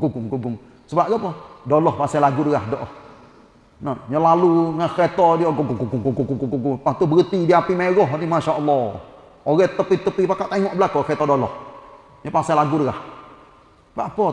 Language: Malay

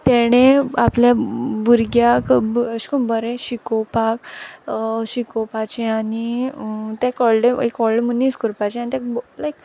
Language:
Konkani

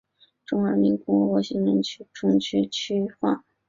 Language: Chinese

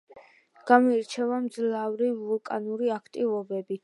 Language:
Georgian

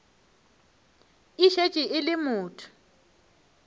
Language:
Northern Sotho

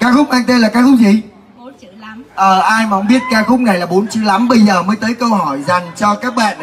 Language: Vietnamese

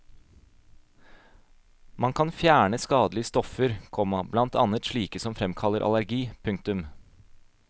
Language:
Norwegian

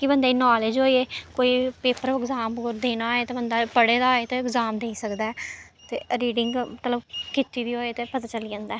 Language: Dogri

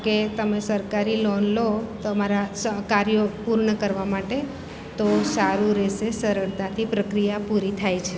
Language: Gujarati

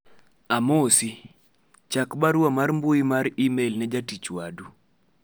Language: Luo (Kenya and Tanzania)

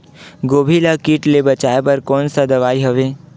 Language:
Chhattisgarhi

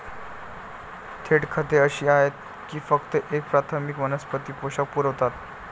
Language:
Marathi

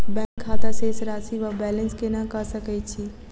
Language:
Maithili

